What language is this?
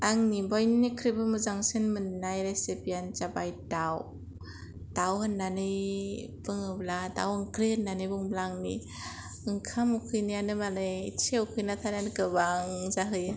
Bodo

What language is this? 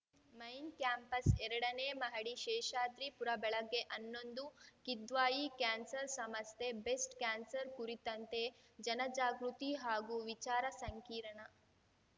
Kannada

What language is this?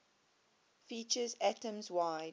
English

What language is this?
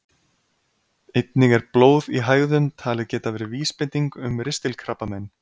Icelandic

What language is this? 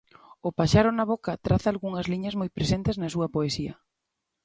Galician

